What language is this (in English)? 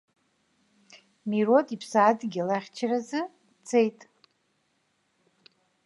Abkhazian